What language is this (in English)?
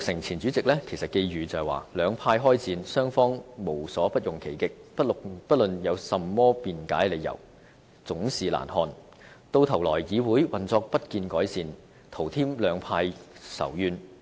Cantonese